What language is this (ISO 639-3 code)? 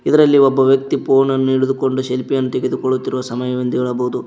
kan